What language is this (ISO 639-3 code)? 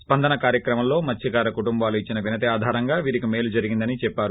tel